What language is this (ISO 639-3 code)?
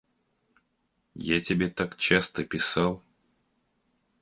rus